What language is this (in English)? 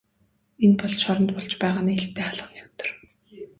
Mongolian